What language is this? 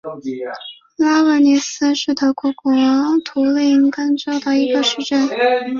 Chinese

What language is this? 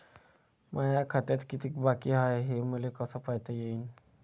Marathi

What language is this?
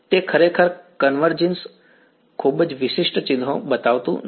Gujarati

